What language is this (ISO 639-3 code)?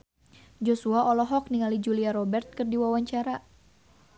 sun